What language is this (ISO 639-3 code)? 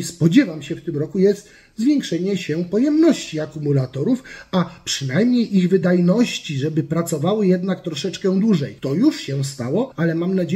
pol